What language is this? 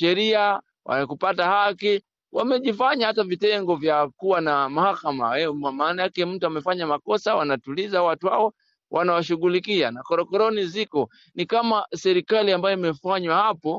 Swahili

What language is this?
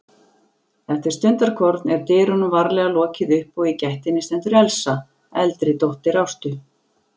Icelandic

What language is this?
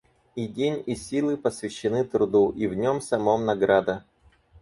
Russian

